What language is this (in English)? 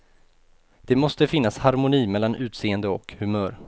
Swedish